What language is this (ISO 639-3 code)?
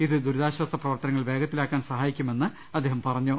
mal